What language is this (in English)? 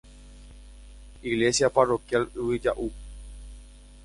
Guarani